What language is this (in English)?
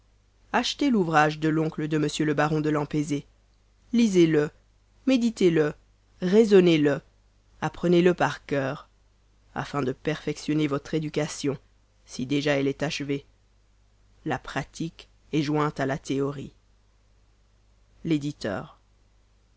French